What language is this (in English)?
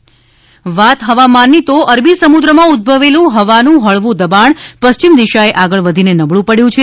Gujarati